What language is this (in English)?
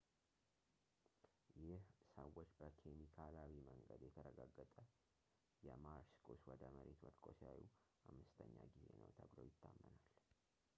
Amharic